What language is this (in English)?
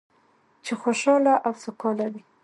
Pashto